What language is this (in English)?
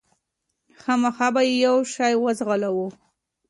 Pashto